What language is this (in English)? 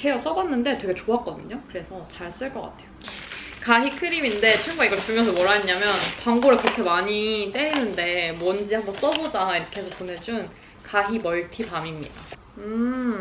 Korean